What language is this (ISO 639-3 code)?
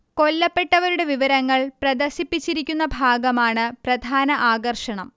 mal